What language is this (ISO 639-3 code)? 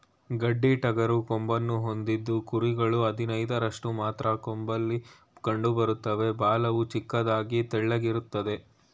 kan